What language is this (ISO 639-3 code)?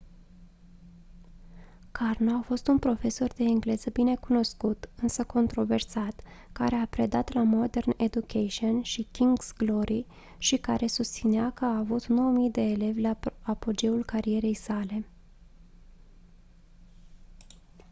ron